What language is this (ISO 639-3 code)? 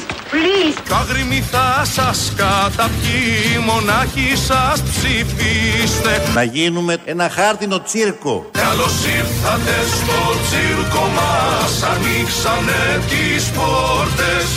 ell